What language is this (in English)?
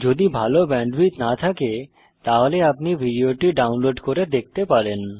Bangla